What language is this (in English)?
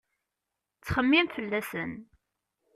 Kabyle